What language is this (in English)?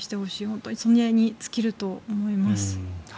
Japanese